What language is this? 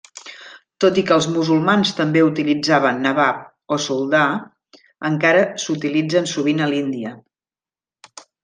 Catalan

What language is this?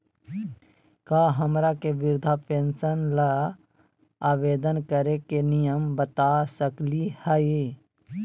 Magahi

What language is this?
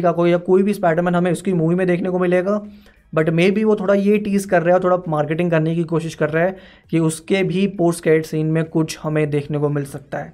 Hindi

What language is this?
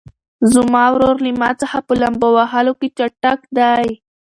Pashto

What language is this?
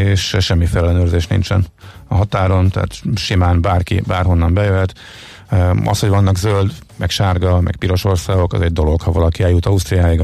Hungarian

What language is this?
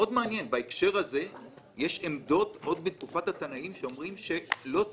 Hebrew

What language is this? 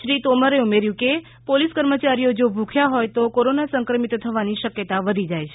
Gujarati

